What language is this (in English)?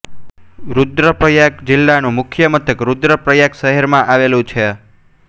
Gujarati